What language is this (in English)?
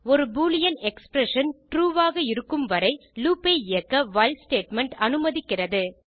Tamil